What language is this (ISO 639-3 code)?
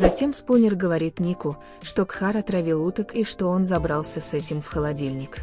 rus